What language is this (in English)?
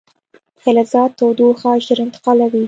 Pashto